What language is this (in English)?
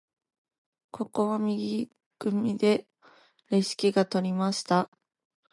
Japanese